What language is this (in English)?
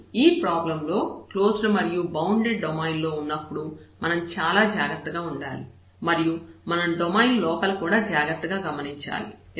Telugu